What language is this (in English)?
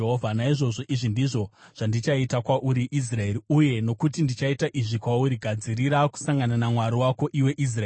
Shona